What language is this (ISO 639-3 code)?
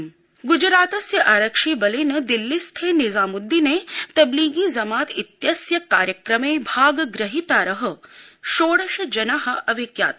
san